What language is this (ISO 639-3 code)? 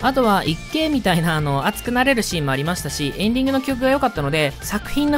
jpn